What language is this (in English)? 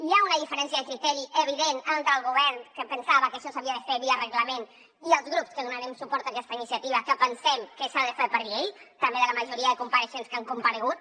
Catalan